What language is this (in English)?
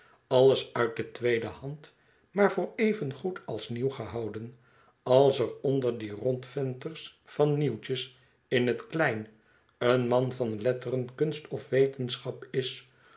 Dutch